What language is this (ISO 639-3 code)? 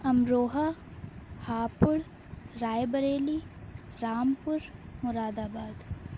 urd